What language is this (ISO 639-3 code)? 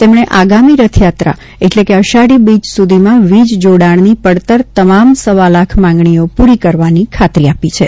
guj